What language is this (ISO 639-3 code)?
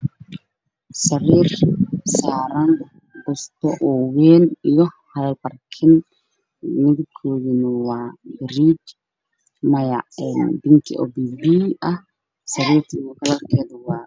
som